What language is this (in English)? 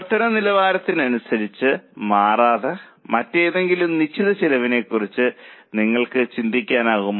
Malayalam